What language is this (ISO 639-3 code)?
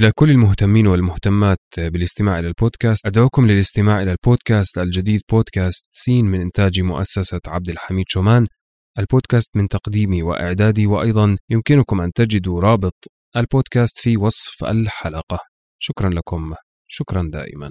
ara